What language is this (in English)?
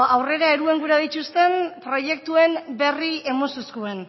Basque